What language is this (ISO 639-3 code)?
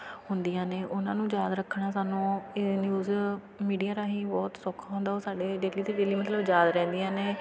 pan